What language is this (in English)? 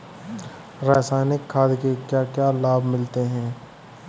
Hindi